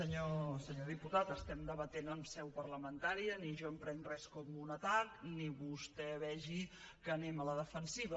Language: Catalan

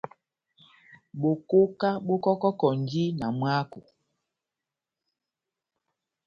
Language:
Batanga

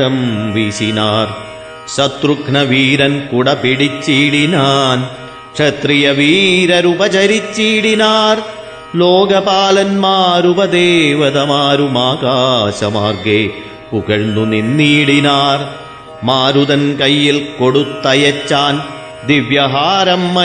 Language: Malayalam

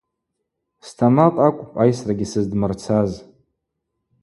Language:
Abaza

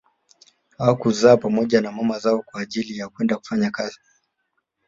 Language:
Swahili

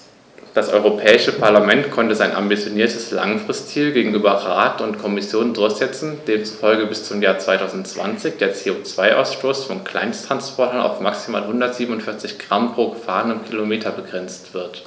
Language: German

